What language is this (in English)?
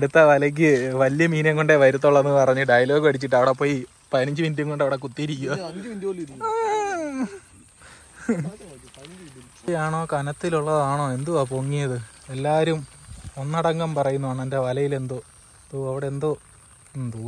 Malayalam